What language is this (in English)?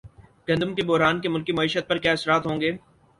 Urdu